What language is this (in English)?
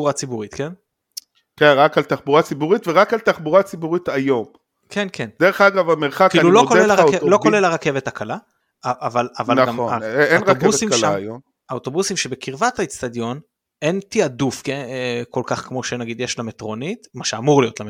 Hebrew